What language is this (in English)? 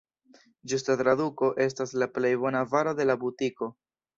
Esperanto